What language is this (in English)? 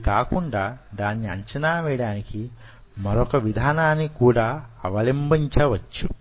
Telugu